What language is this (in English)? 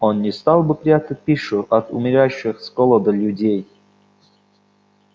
Russian